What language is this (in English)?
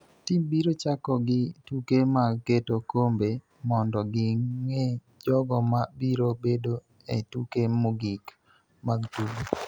Luo (Kenya and Tanzania)